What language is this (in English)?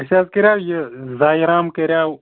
Kashmiri